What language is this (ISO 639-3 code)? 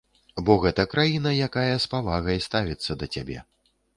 bel